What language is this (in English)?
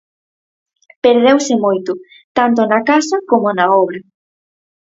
Galician